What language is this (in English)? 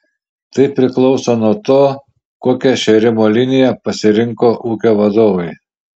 Lithuanian